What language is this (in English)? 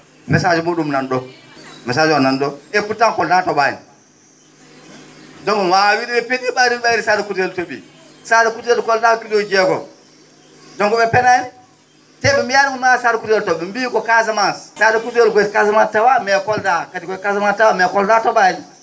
Fula